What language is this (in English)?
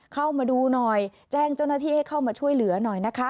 Thai